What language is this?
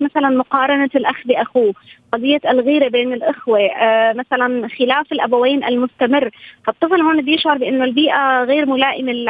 Arabic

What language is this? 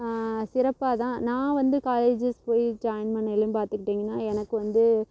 Tamil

